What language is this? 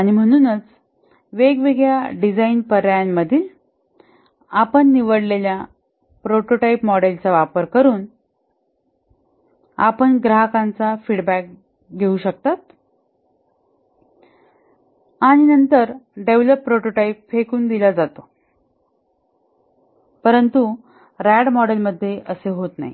Marathi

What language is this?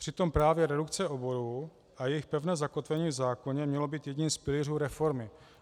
Czech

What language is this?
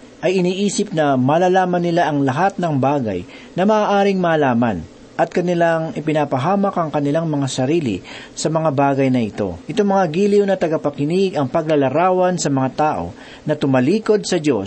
Filipino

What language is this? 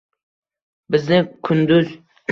Uzbek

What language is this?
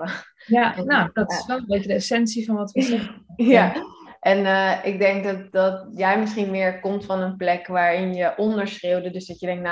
Dutch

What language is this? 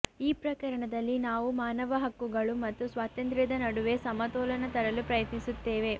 Kannada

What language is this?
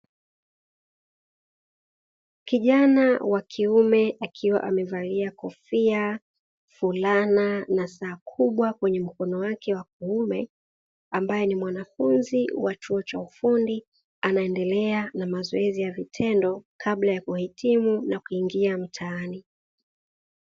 Swahili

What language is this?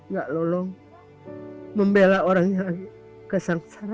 Indonesian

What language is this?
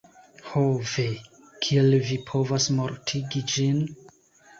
Esperanto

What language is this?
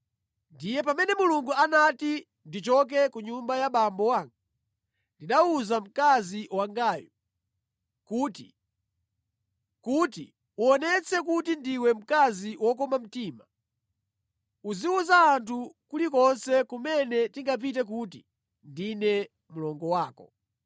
Nyanja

